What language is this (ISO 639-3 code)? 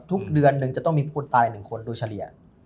tha